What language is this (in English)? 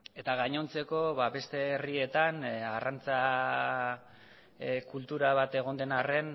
Basque